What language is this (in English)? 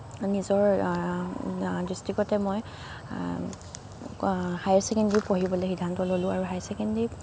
Assamese